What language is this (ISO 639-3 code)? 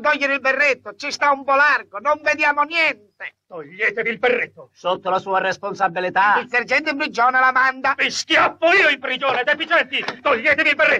ita